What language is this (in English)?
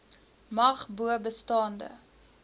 Afrikaans